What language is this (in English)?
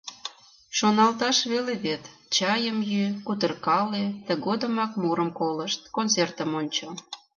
Mari